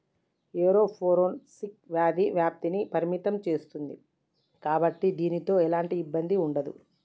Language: Telugu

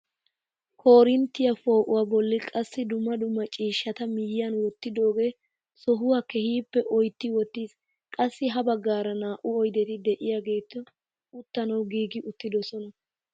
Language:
Wolaytta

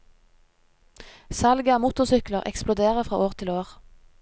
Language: Norwegian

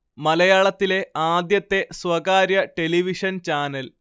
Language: Malayalam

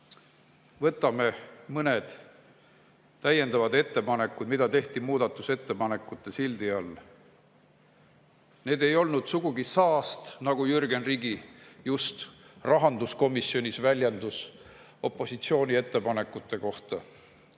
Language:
Estonian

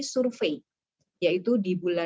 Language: Indonesian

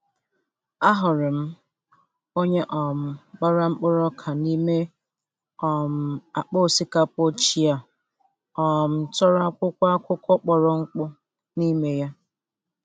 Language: Igbo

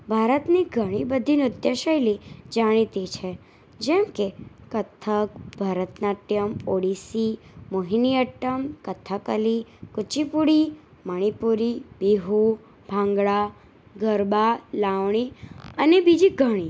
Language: Gujarati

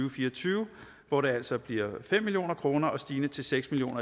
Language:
Danish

